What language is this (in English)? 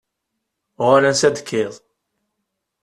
Kabyle